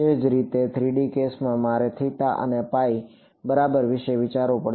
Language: Gujarati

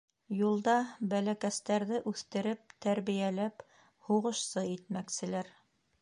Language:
Bashkir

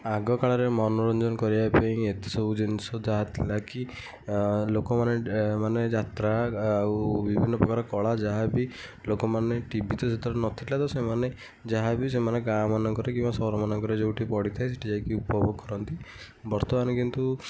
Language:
Odia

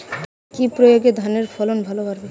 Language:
Bangla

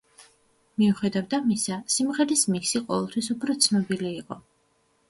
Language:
Georgian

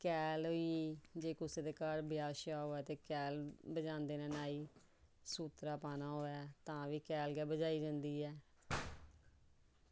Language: Dogri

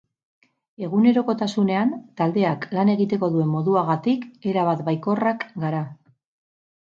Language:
Basque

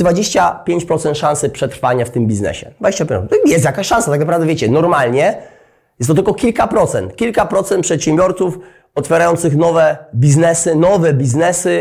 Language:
Polish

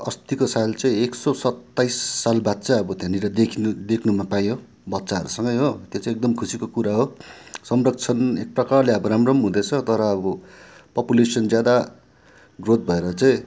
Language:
Nepali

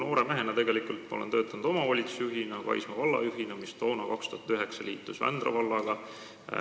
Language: Estonian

